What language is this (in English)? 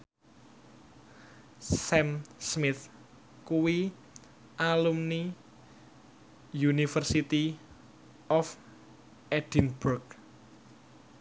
Javanese